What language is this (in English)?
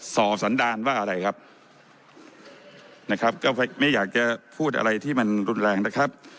Thai